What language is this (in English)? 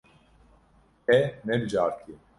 Kurdish